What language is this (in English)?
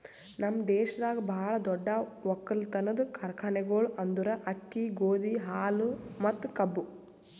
Kannada